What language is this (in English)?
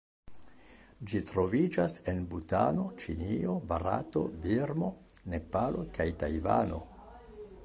Esperanto